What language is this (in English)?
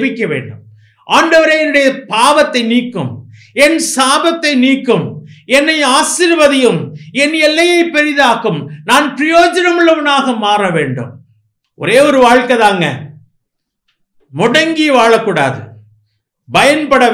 Romanian